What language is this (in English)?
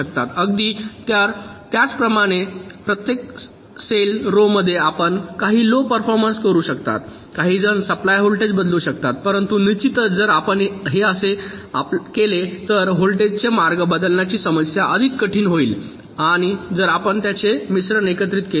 Marathi